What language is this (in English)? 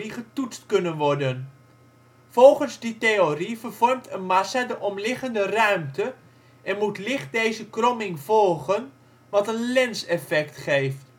Dutch